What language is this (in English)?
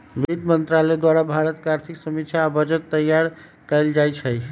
Magahi